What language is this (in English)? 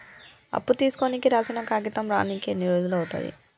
Telugu